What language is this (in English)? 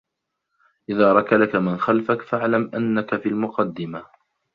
Arabic